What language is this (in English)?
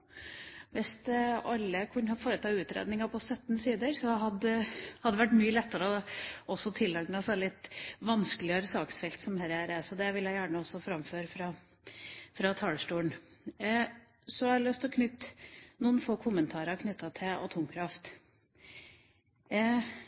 Norwegian Bokmål